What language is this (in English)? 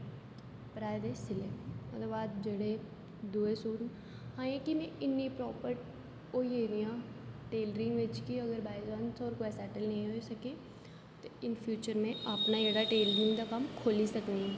Dogri